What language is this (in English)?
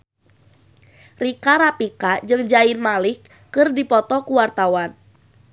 Sundanese